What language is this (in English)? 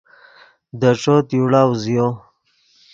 Yidgha